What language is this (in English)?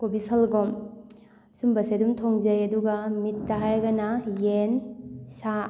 Manipuri